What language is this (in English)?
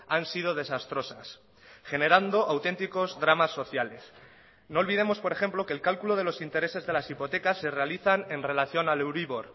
Spanish